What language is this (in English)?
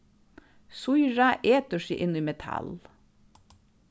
Faroese